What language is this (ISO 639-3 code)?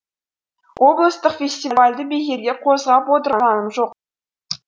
kaz